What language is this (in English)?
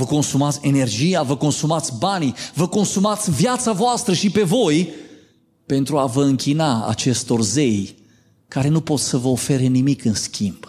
Romanian